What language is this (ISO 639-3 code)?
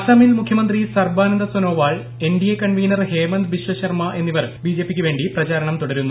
mal